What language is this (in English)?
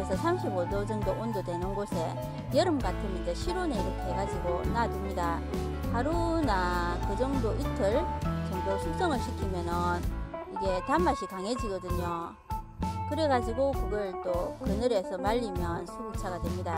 Korean